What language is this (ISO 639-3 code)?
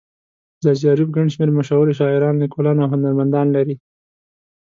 pus